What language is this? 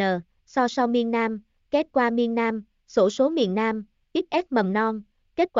Vietnamese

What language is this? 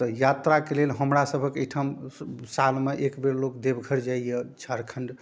Maithili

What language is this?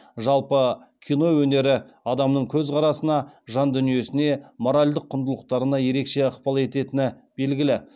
Kazakh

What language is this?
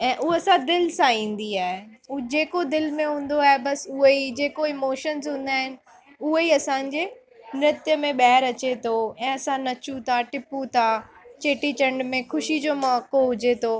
Sindhi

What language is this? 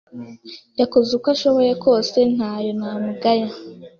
Kinyarwanda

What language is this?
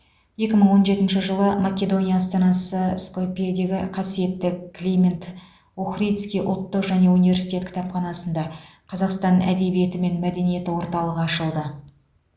Kazakh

